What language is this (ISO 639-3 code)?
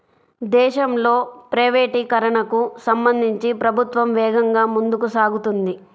tel